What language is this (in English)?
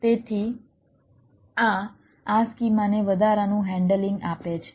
Gujarati